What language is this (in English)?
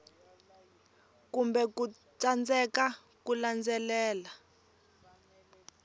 Tsonga